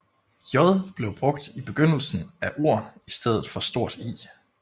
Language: Danish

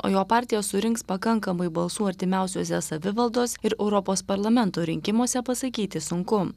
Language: Lithuanian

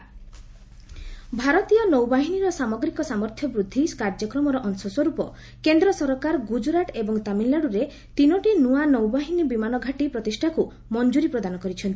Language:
Odia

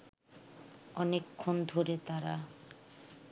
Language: Bangla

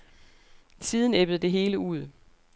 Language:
Danish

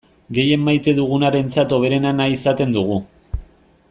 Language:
Basque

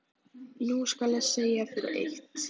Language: Icelandic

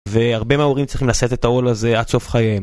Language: Hebrew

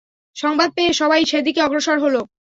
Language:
Bangla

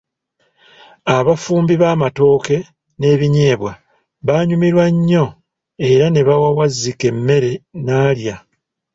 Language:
Ganda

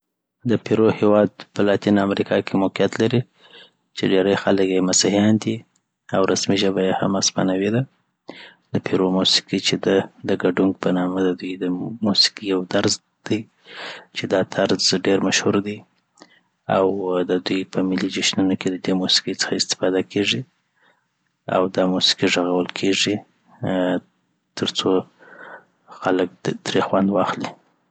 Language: Southern Pashto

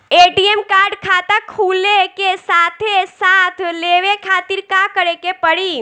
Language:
Bhojpuri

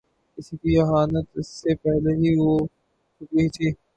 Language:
Urdu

